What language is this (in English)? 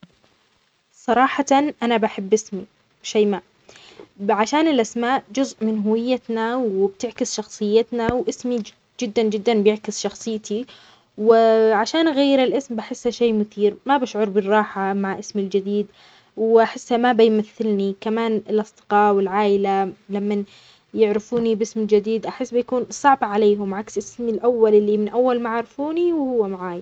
Omani Arabic